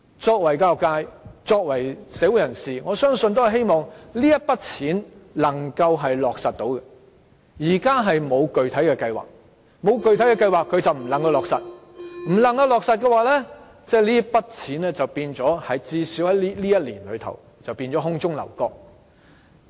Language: Cantonese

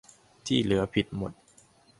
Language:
Thai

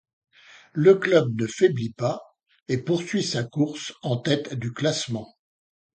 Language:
French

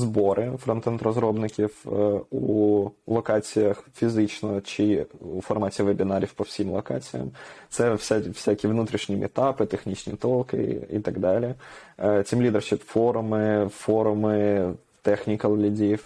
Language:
Ukrainian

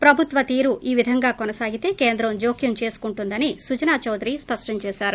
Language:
Telugu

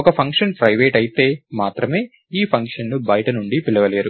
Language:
Telugu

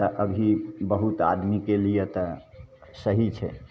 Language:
Maithili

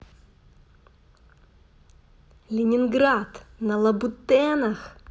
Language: Russian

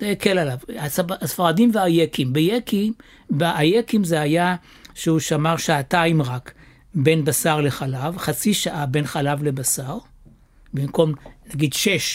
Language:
Hebrew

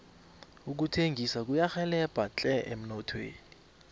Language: South Ndebele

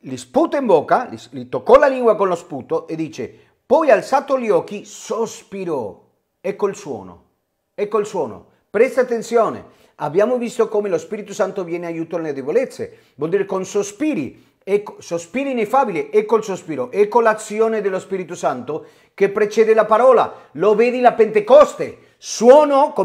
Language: Italian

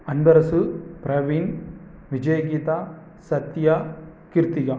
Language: Tamil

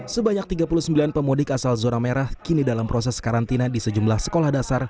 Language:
Indonesian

